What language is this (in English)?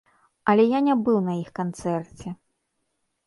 Belarusian